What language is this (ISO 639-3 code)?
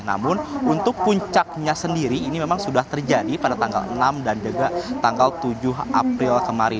ind